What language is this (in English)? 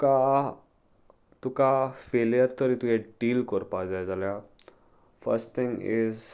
Konkani